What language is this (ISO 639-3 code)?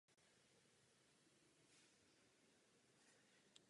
ces